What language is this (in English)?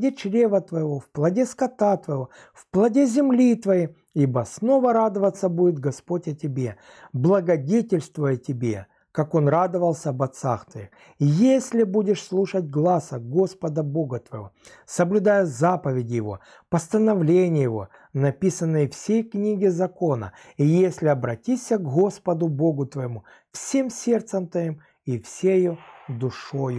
Russian